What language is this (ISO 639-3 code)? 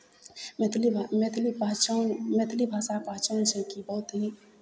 mai